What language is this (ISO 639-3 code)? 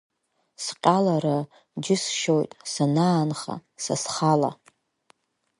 abk